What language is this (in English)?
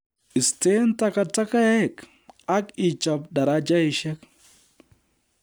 Kalenjin